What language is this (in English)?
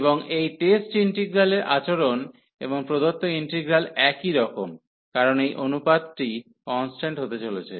Bangla